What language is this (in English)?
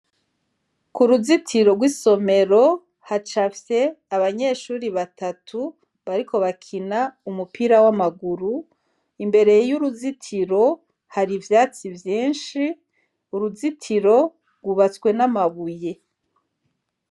Rundi